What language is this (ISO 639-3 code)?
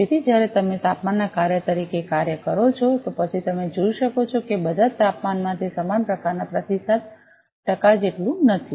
guj